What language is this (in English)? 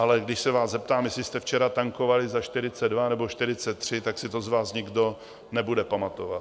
Czech